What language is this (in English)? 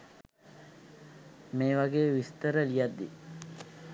Sinhala